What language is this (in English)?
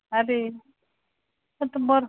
Konkani